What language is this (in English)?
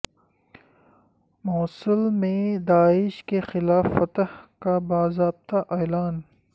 Urdu